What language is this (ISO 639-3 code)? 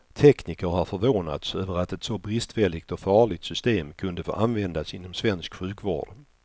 swe